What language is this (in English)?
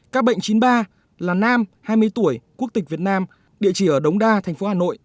Vietnamese